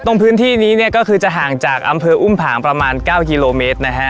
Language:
Thai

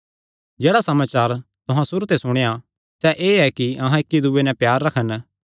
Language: Kangri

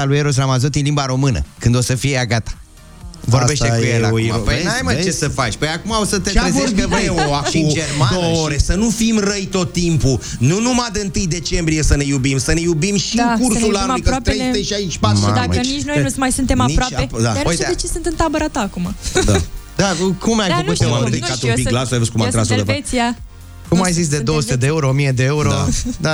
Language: Romanian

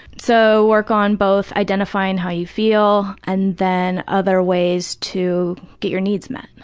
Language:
English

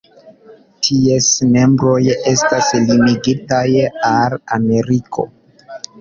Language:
Esperanto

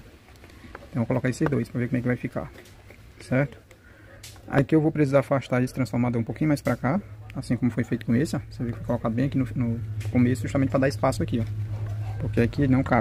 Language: Portuguese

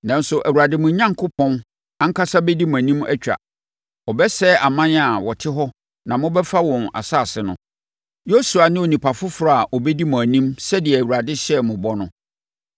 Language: Akan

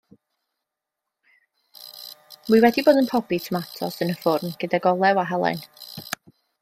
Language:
Welsh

